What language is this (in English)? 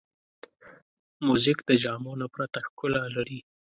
Pashto